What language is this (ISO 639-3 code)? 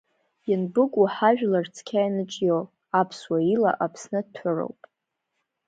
abk